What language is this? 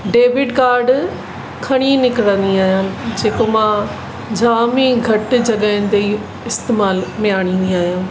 Sindhi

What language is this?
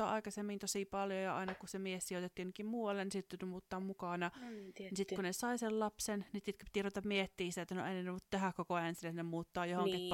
Finnish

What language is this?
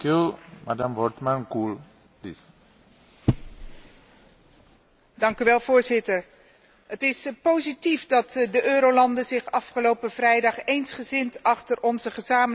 Dutch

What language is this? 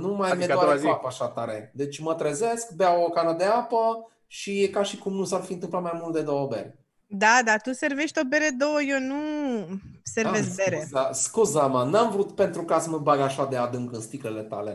Romanian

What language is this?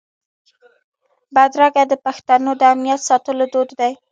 Pashto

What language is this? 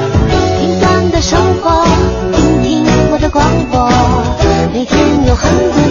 Chinese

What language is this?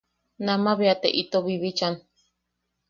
Yaqui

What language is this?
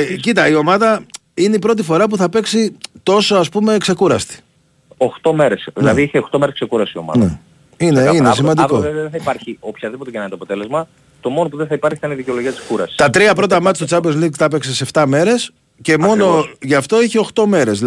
Greek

